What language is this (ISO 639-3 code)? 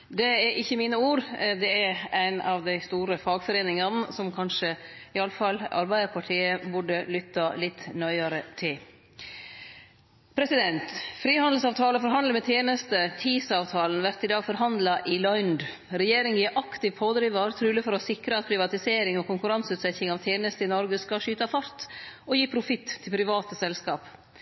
nno